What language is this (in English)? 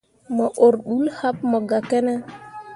Mundang